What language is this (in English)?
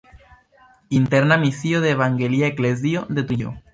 Esperanto